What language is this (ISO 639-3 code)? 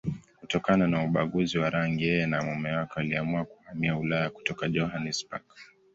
swa